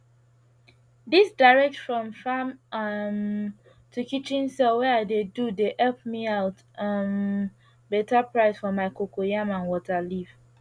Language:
Nigerian Pidgin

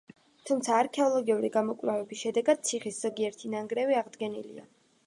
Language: Georgian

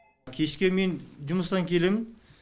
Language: Kazakh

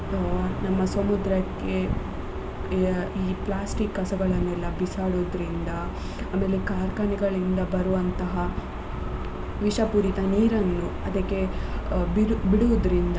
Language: Kannada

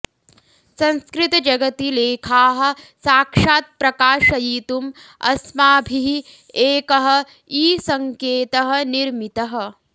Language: Sanskrit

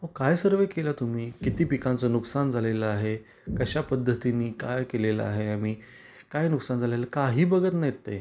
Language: Marathi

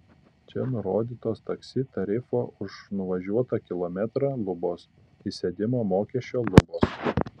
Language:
Lithuanian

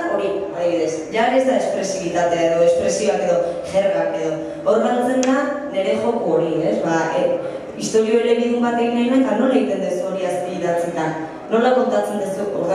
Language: Greek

